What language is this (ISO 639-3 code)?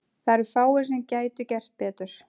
isl